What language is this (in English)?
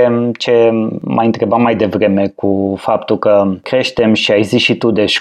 Romanian